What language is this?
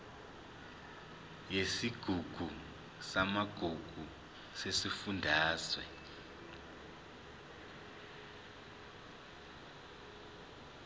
Zulu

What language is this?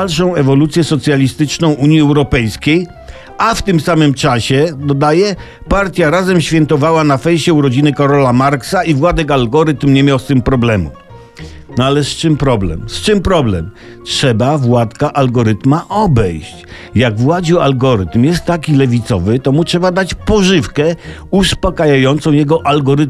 Polish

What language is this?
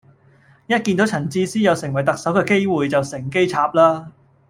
Cantonese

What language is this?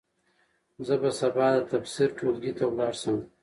Pashto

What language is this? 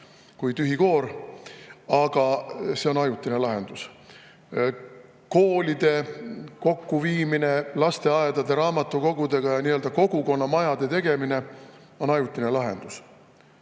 Estonian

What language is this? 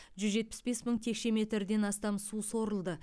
Kazakh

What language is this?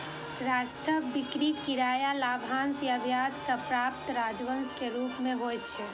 Maithili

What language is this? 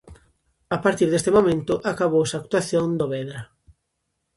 Galician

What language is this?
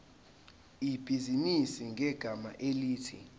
Zulu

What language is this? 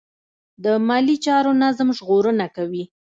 Pashto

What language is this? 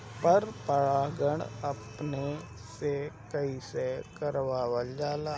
Bhojpuri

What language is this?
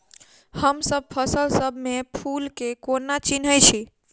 Maithili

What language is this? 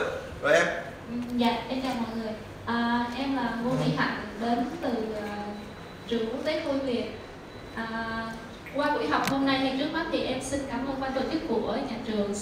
Vietnamese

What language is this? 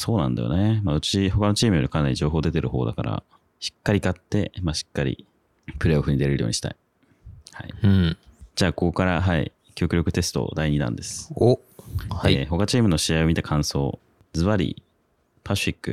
Japanese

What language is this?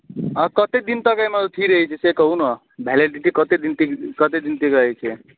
Maithili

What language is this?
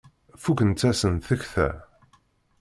Kabyle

